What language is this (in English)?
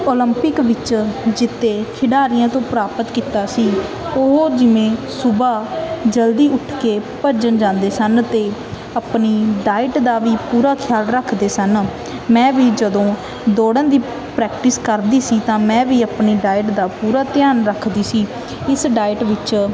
Punjabi